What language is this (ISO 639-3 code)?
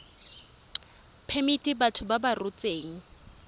tsn